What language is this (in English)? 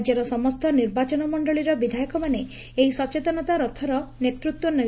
Odia